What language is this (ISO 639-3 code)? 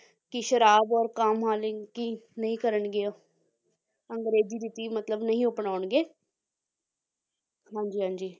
pan